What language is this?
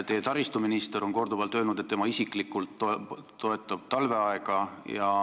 Estonian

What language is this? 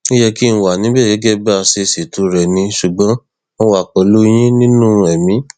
Yoruba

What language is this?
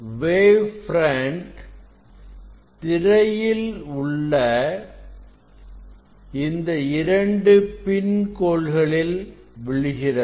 Tamil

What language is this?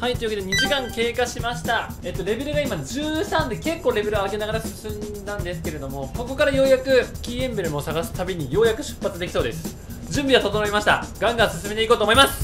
Japanese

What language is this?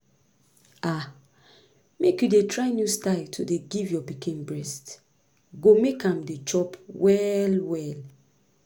Nigerian Pidgin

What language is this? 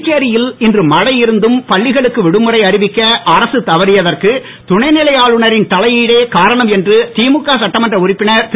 Tamil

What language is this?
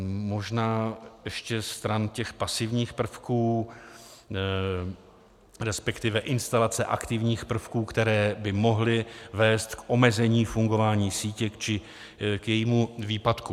Czech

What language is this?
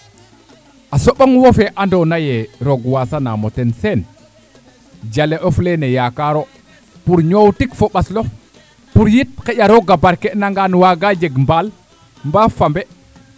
Serer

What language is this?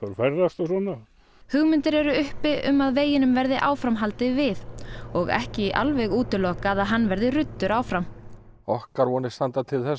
Icelandic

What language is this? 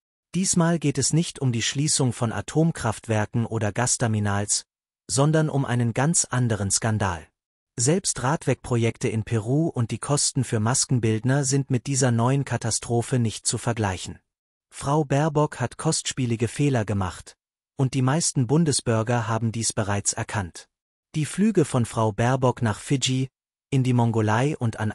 German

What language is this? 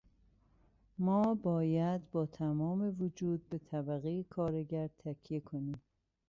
Persian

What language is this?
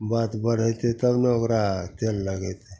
Maithili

